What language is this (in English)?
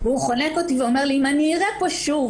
Hebrew